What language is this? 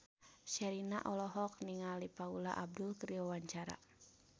Sundanese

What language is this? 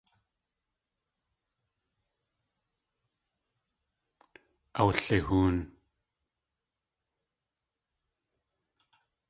Tlingit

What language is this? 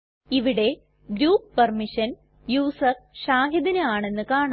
Malayalam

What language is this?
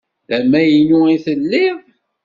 Kabyle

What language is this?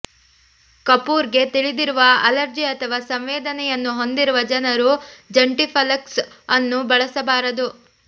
Kannada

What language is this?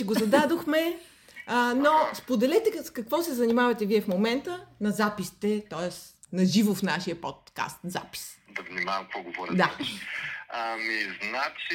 Bulgarian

